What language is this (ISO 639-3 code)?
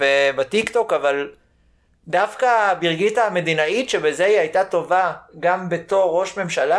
heb